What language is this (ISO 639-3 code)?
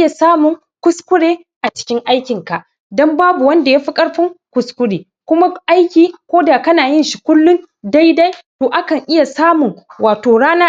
hau